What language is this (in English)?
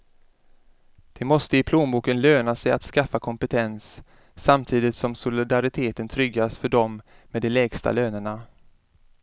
Swedish